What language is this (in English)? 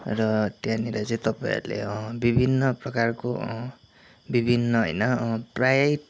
Nepali